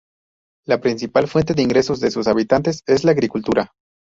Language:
Spanish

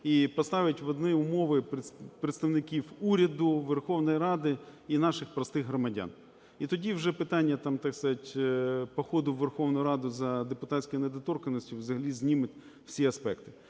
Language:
Ukrainian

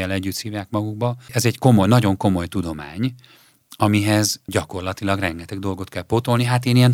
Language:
Hungarian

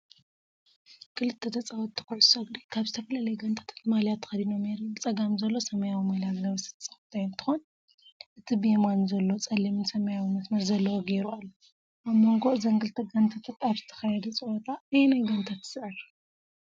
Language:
Tigrinya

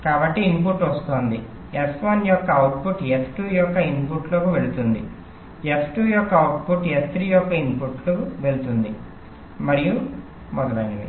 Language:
Telugu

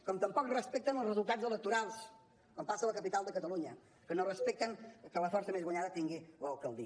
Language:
Catalan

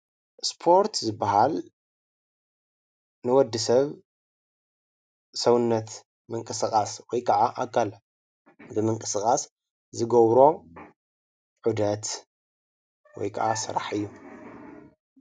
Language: Tigrinya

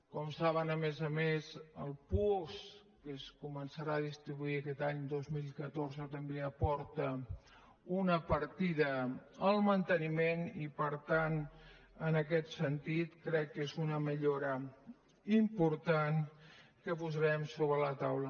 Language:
Catalan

